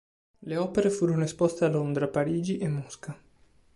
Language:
Italian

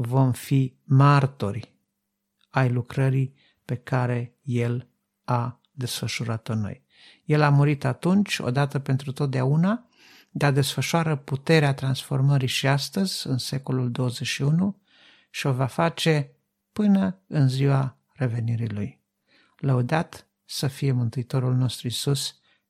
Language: Romanian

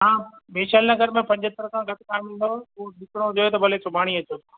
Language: Sindhi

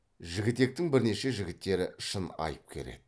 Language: Kazakh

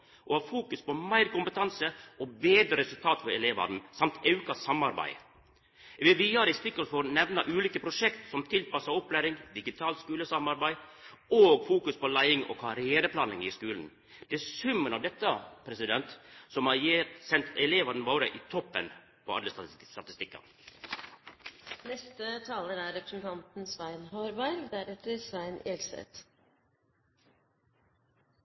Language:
Norwegian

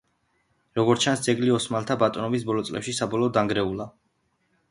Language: Georgian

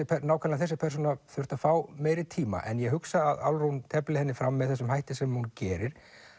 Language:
Icelandic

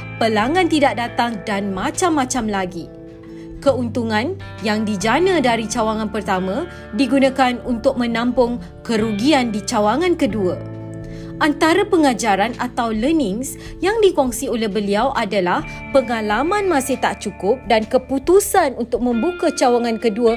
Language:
Malay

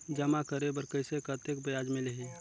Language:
Chhattisgarhi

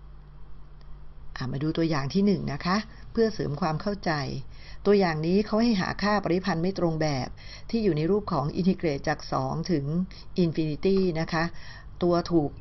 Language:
Thai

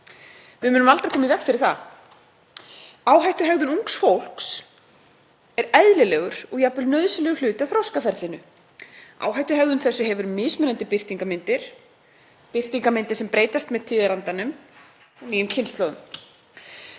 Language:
Icelandic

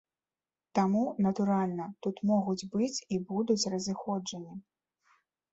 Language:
Belarusian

